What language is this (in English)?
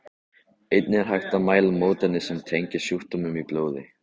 Icelandic